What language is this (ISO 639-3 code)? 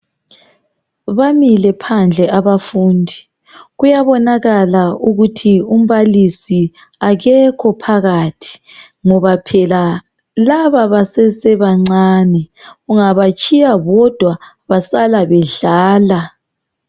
nde